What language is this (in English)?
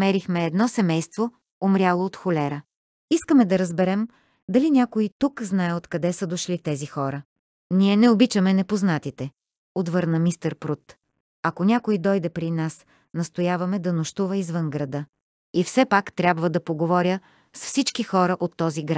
Bulgarian